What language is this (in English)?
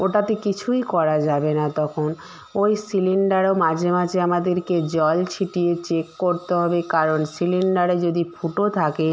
Bangla